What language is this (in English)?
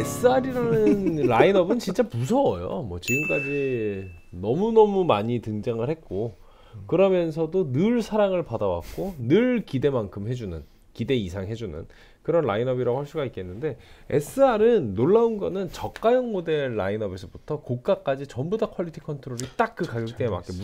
Korean